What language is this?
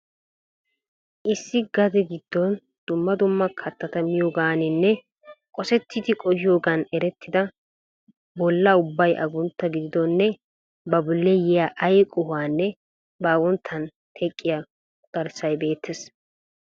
Wolaytta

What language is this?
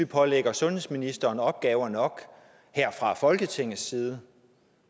Danish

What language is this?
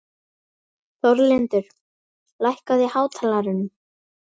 Icelandic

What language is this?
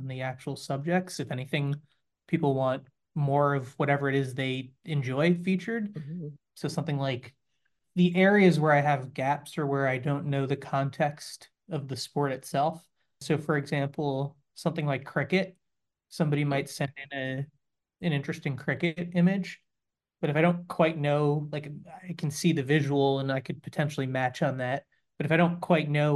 English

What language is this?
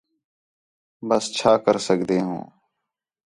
Khetrani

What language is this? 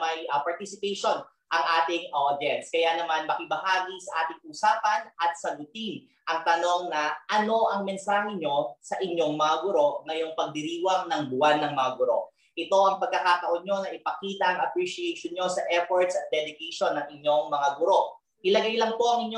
Filipino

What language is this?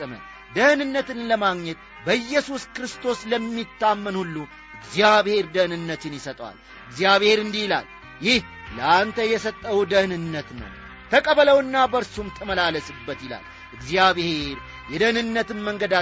Amharic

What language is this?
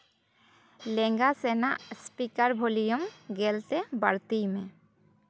Santali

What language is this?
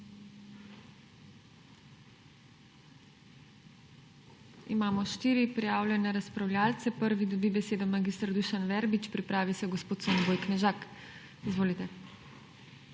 Slovenian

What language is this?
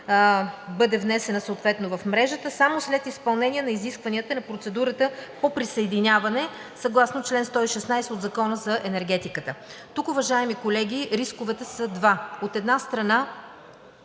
Bulgarian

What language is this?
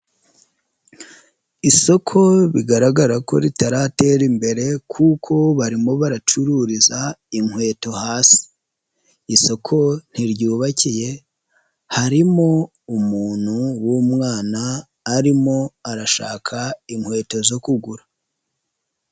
Kinyarwanda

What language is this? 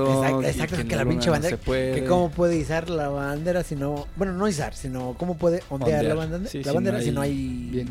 Spanish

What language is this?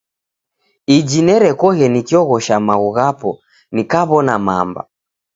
Taita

